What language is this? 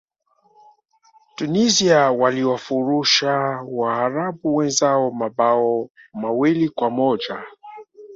Swahili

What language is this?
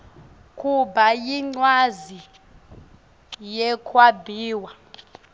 Swati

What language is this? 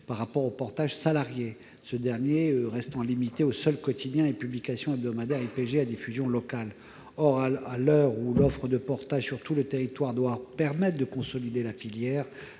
French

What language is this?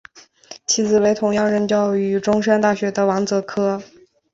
Chinese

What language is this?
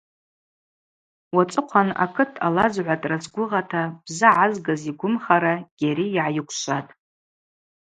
Abaza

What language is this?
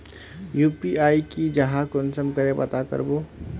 Magahi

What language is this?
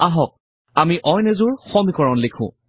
Assamese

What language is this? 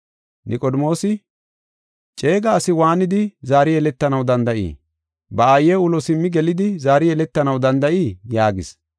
Gofa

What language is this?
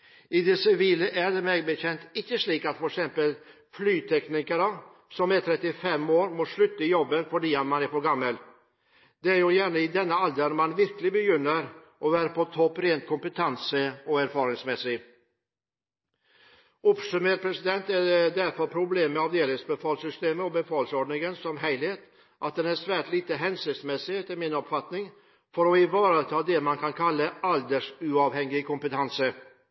Norwegian Bokmål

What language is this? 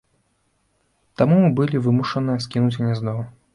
Belarusian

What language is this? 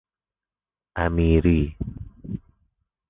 Persian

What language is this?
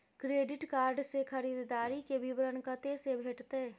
Maithili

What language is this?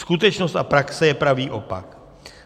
Czech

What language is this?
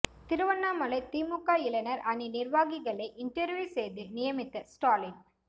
Tamil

